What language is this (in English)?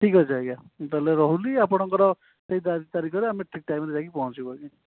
Odia